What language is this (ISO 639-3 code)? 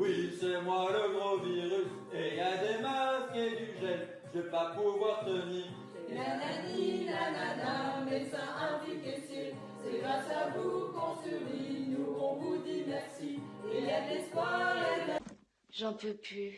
fra